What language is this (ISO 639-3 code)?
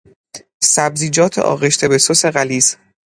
fas